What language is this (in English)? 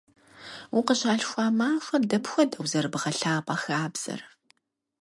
Kabardian